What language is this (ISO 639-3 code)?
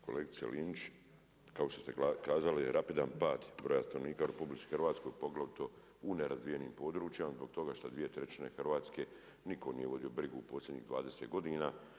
hrv